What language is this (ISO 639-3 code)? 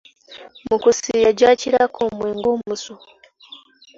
lug